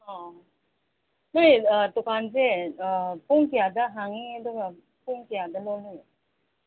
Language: Manipuri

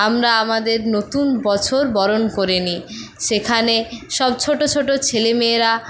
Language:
Bangla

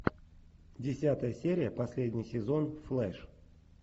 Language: Russian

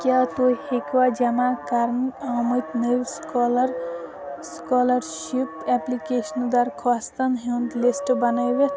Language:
Kashmiri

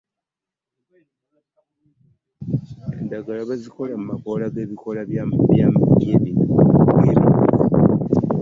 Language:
Ganda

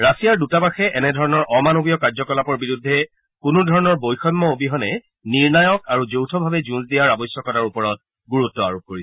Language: Assamese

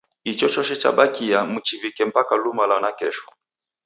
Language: Taita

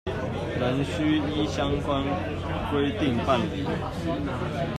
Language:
Chinese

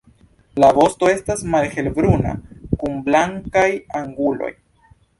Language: Esperanto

